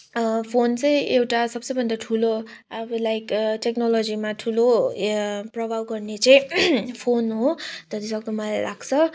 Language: Nepali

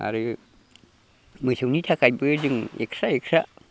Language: Bodo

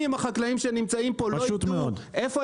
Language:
Hebrew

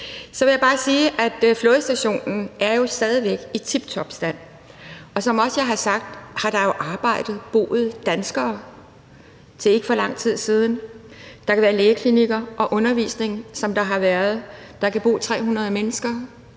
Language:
Danish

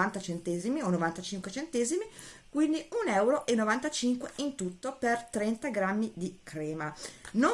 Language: Italian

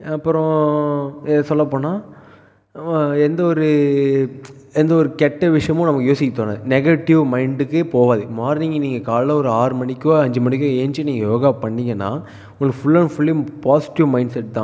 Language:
Tamil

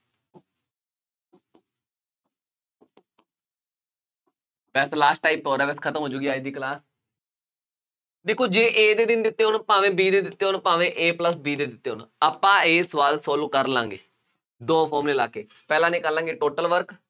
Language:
Punjabi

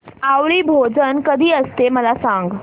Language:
Marathi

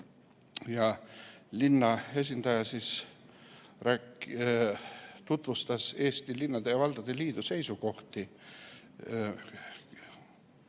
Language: Estonian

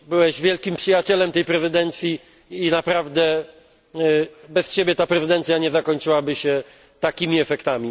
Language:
Polish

